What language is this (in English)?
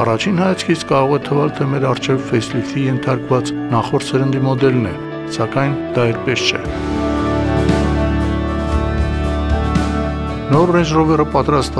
Turkish